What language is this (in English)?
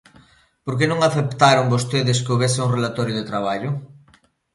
Galician